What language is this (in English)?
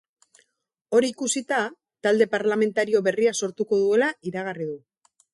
Basque